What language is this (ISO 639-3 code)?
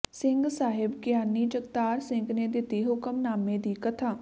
pan